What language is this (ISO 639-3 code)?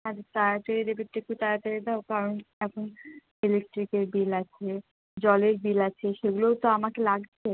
ben